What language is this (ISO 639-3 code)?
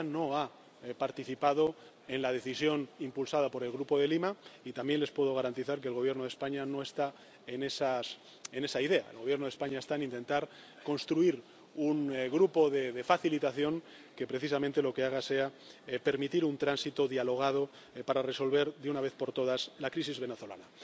spa